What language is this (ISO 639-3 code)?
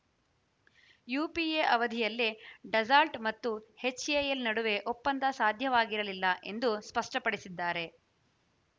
kan